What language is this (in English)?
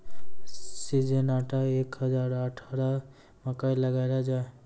Maithili